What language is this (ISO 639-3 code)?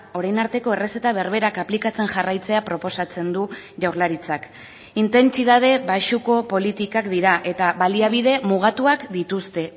eus